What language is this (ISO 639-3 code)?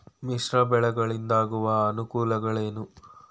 kan